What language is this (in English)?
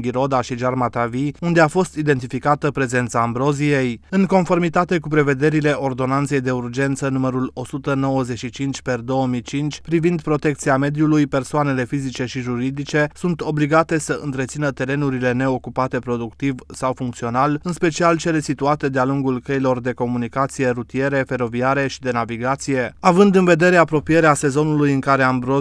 Romanian